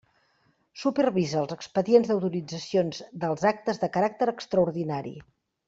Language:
Catalan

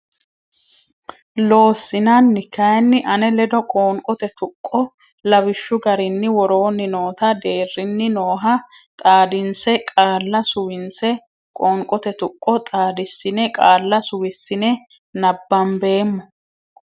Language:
Sidamo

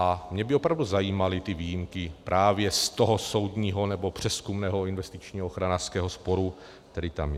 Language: Czech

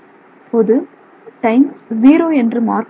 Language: Tamil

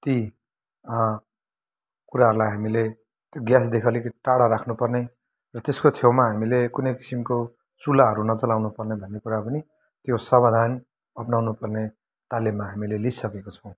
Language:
Nepali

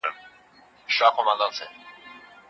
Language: Pashto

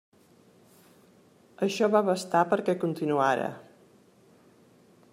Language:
Catalan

